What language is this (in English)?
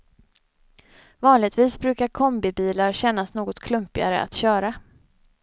Swedish